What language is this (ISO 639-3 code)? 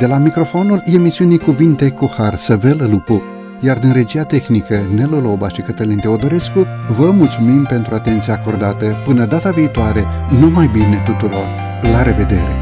ron